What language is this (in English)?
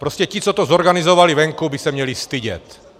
Czech